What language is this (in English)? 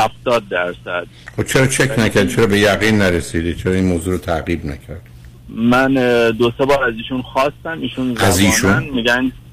Persian